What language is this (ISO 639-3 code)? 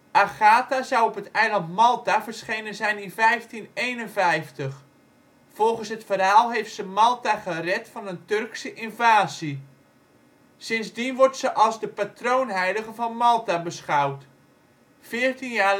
nld